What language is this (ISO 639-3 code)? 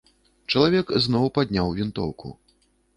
bel